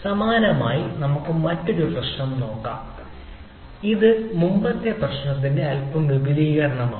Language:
Malayalam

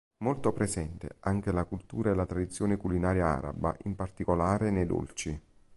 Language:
Italian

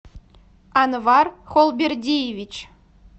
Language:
Russian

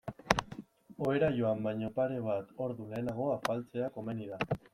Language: Basque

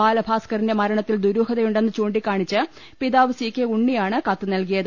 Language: Malayalam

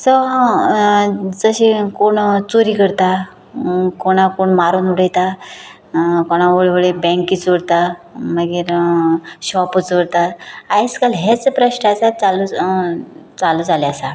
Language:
Konkani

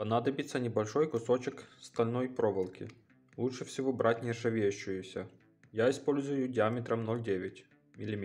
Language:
Russian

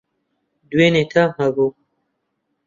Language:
Central Kurdish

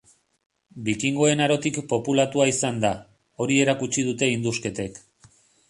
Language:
Basque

